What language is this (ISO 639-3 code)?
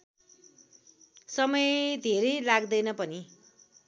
nep